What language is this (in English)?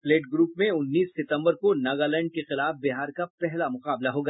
Hindi